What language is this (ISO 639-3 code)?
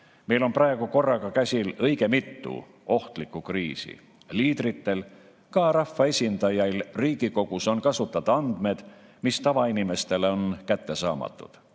est